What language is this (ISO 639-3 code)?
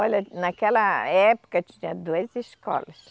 por